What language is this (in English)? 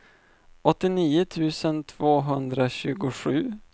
Swedish